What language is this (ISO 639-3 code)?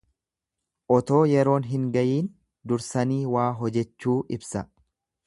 orm